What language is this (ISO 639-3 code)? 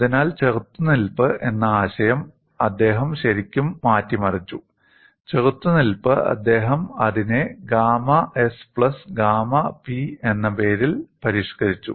mal